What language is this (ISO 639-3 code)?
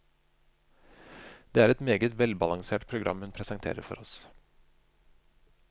nor